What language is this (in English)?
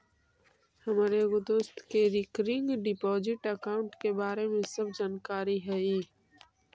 Magahi